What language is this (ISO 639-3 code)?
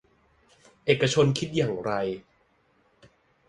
tha